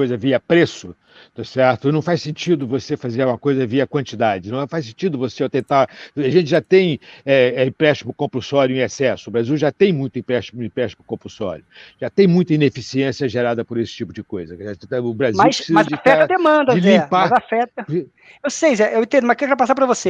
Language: Portuguese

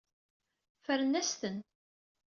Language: Kabyle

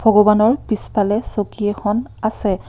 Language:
Assamese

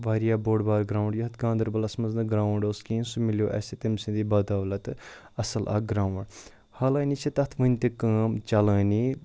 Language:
Kashmiri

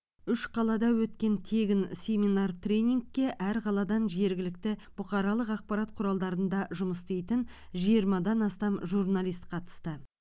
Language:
Kazakh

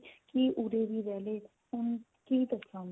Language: Punjabi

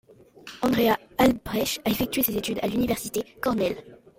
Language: French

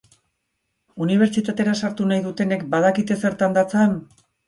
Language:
Basque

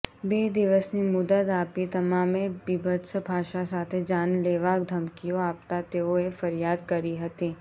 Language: Gujarati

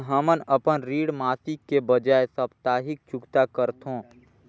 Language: Chhattisgarhi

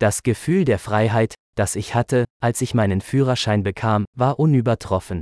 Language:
Greek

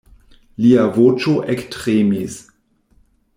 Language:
Esperanto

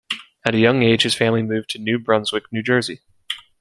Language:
English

